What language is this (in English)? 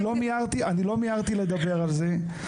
Hebrew